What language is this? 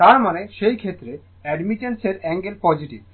Bangla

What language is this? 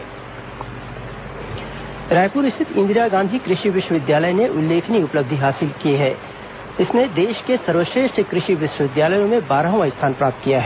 Hindi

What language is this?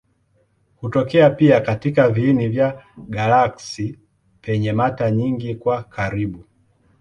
Swahili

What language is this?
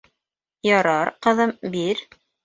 Bashkir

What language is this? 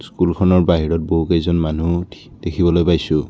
Assamese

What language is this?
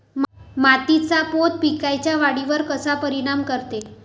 Marathi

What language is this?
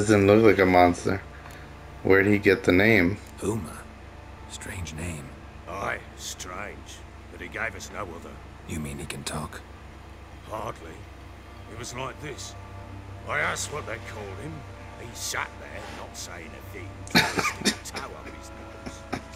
English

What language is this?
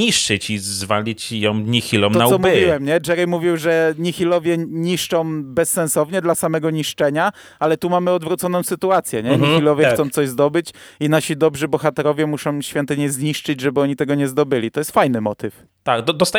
Polish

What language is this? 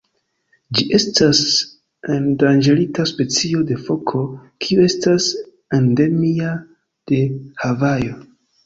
Esperanto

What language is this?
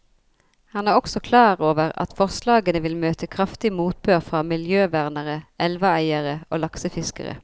Norwegian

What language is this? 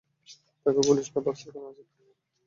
Bangla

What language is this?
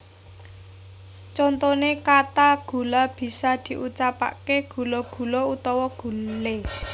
Javanese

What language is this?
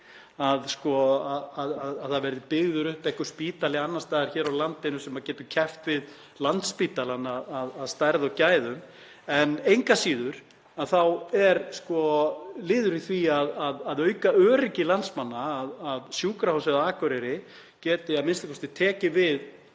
Icelandic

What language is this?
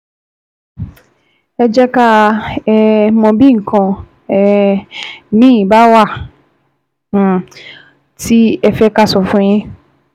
Yoruba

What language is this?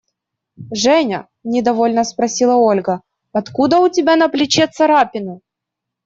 Russian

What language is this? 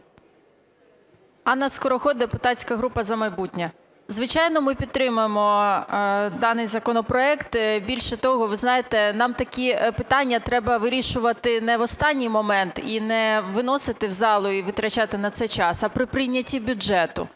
Ukrainian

